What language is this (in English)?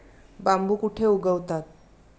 Marathi